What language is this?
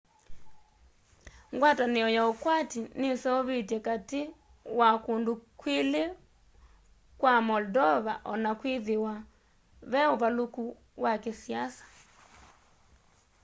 Kamba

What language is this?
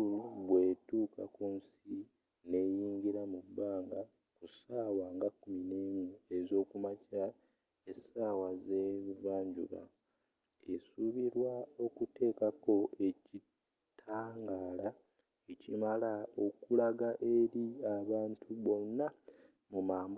Ganda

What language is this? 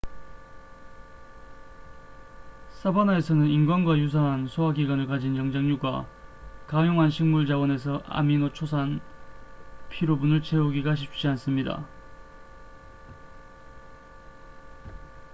Korean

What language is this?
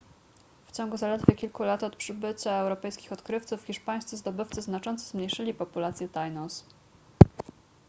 Polish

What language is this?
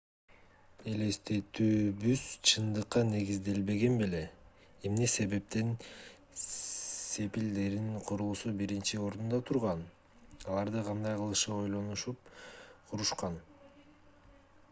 Kyrgyz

